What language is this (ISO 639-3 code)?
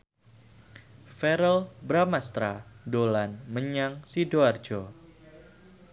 jav